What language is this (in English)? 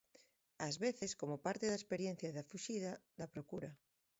Galician